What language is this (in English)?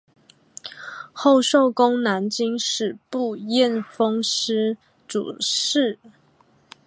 Chinese